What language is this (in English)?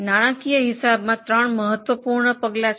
Gujarati